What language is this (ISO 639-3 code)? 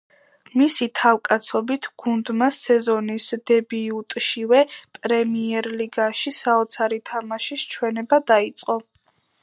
kat